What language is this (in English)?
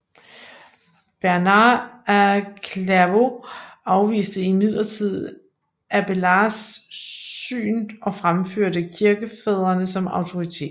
Danish